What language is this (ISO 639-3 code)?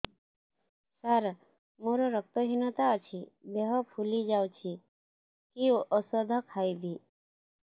ori